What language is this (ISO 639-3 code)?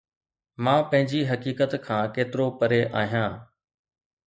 snd